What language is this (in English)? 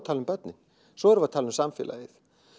Icelandic